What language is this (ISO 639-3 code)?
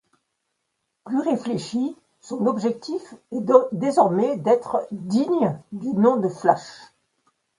fra